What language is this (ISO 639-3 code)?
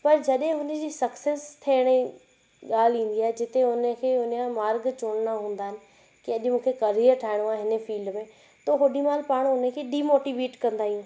snd